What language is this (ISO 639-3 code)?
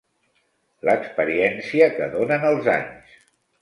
cat